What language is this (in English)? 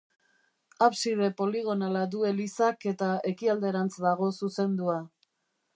Basque